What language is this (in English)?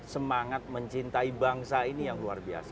Indonesian